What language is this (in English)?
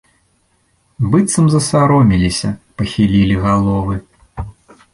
Belarusian